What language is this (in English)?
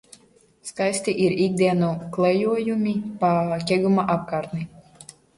Latvian